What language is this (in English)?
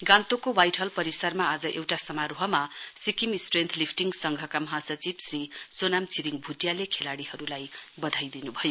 Nepali